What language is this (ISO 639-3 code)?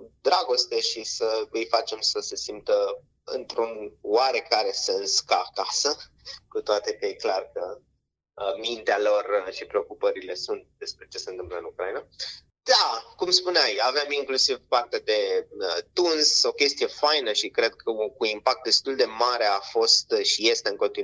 ron